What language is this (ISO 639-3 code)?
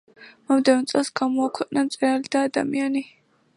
kat